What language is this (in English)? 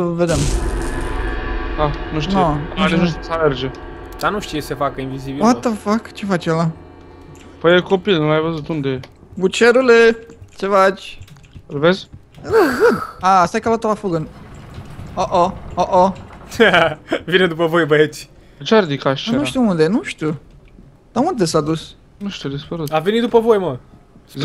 Romanian